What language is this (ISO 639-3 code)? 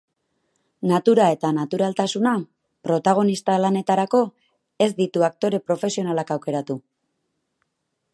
eus